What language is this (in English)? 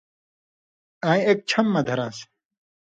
Indus Kohistani